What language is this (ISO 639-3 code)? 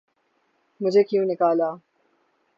urd